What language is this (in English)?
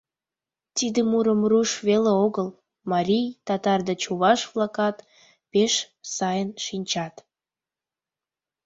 Mari